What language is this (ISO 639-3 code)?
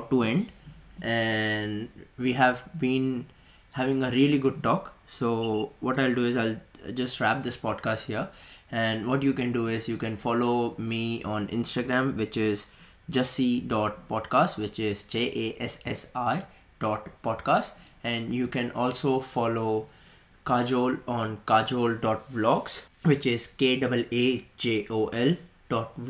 hin